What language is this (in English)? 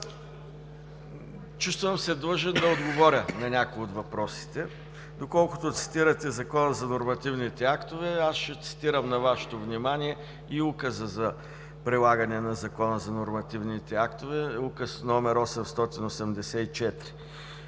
Bulgarian